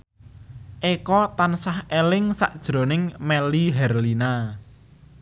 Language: Javanese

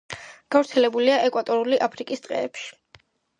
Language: Georgian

